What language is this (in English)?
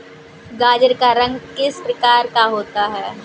Hindi